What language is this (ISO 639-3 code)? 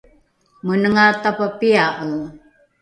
dru